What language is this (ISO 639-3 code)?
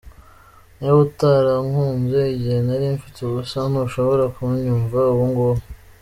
kin